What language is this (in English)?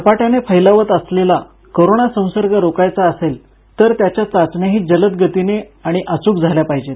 Marathi